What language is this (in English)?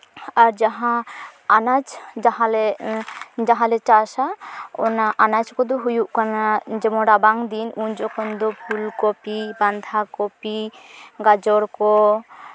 Santali